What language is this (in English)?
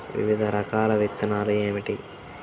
Telugu